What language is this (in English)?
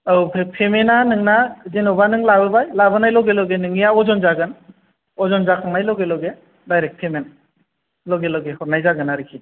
Bodo